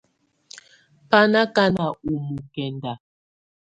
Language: Tunen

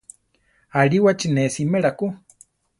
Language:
Central Tarahumara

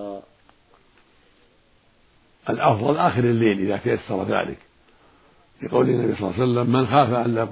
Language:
Arabic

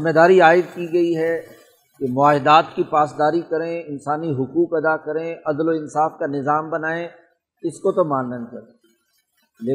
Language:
Urdu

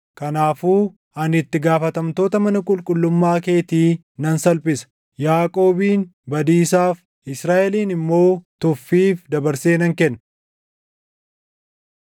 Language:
Oromo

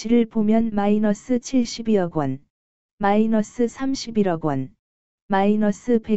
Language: Korean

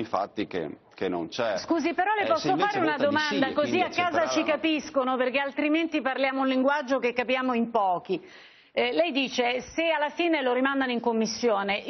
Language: Italian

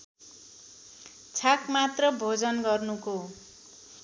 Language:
Nepali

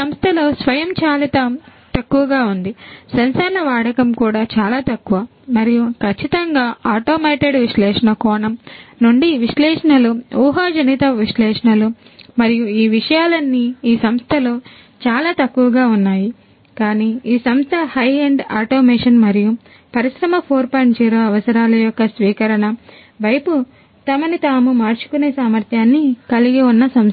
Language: Telugu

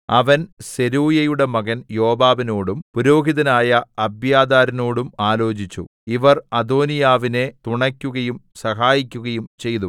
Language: Malayalam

